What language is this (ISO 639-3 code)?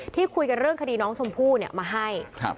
tha